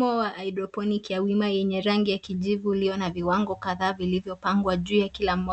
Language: Swahili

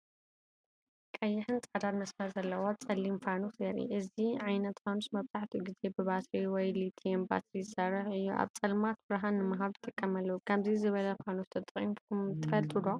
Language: Tigrinya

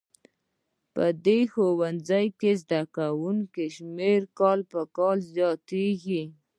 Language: Pashto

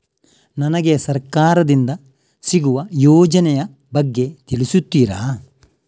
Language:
Kannada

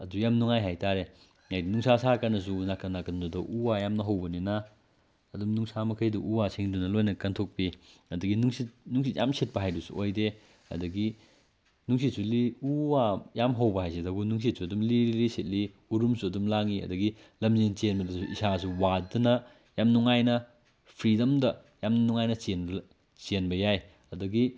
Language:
Manipuri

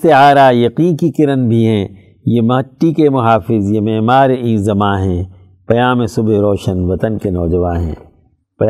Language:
Urdu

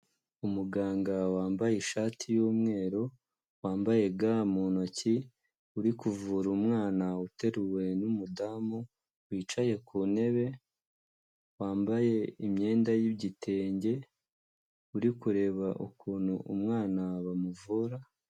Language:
Kinyarwanda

